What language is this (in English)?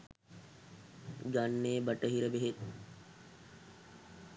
Sinhala